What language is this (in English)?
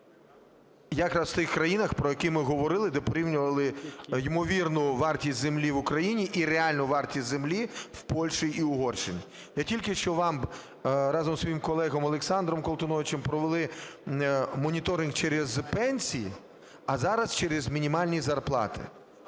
Ukrainian